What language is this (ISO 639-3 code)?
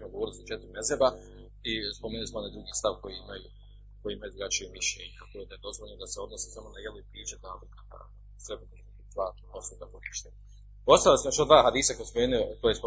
hrv